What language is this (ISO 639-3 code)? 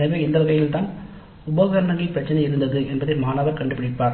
tam